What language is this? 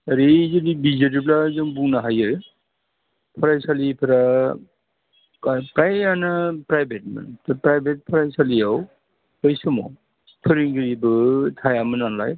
Bodo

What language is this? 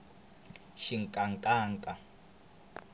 Tsonga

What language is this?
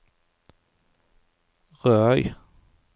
Norwegian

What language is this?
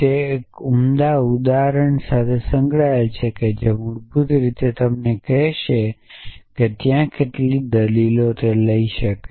Gujarati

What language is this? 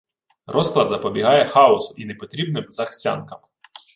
Ukrainian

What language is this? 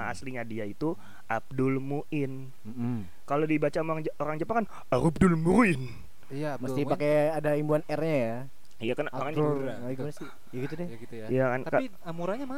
Indonesian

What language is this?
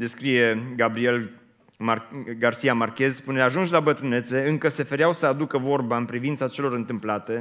Romanian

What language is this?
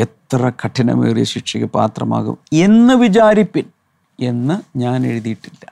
Malayalam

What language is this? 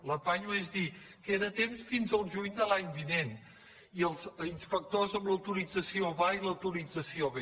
Catalan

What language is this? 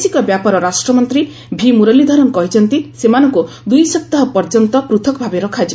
Odia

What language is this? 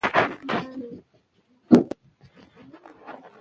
Pashto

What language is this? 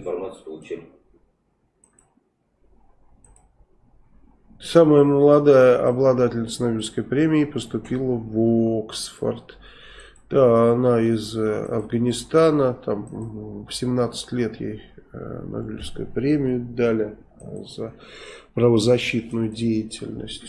Russian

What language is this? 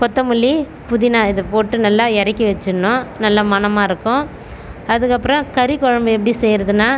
Tamil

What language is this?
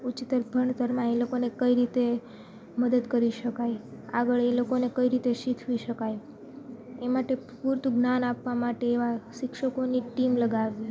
Gujarati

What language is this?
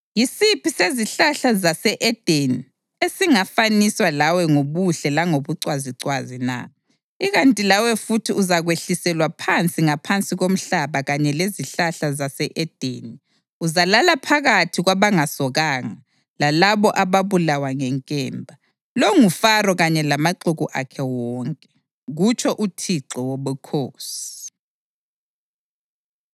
North Ndebele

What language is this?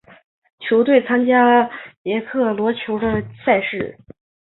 Chinese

